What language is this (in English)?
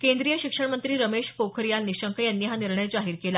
Marathi